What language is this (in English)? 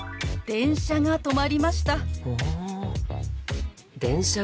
Japanese